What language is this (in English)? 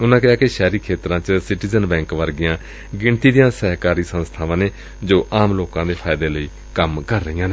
Punjabi